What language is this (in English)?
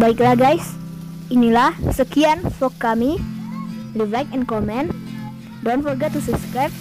Indonesian